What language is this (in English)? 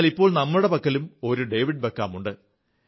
Malayalam